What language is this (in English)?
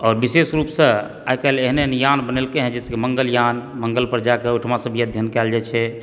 Maithili